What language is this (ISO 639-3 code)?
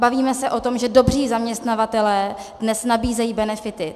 ces